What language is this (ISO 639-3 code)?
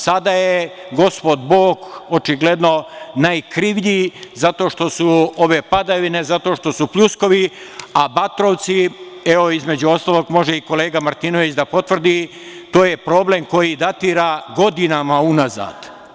srp